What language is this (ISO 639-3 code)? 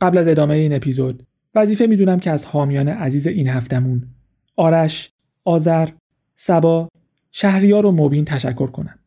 fas